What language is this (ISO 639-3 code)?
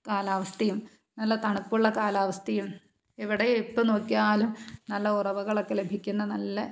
mal